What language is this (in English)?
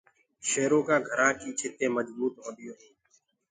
Gurgula